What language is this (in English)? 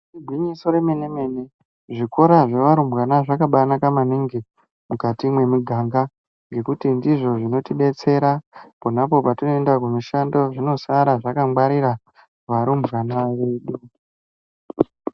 Ndau